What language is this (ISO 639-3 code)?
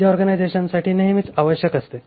mar